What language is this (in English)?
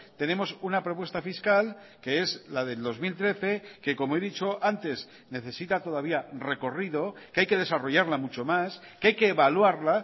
Spanish